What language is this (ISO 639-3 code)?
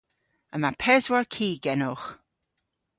cor